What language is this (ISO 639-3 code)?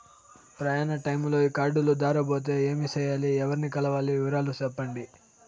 tel